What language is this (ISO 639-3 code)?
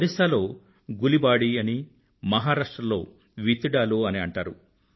tel